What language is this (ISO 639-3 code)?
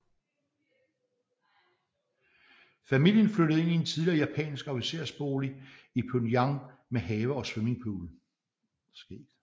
dan